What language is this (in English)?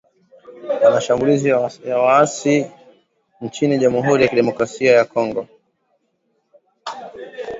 Swahili